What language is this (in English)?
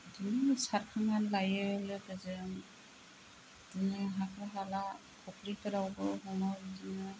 Bodo